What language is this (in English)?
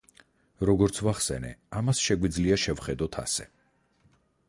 Georgian